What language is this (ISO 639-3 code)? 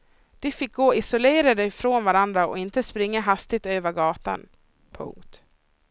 swe